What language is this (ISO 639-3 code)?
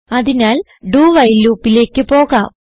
mal